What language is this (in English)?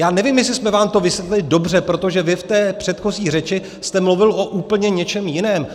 Czech